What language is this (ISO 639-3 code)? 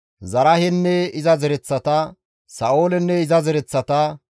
gmv